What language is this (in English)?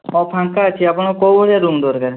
Odia